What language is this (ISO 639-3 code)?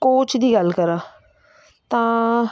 pan